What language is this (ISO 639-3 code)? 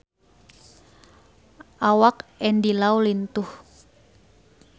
sun